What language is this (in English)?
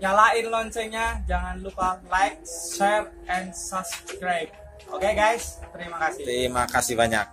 Indonesian